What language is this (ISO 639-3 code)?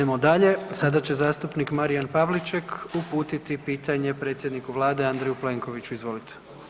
hrv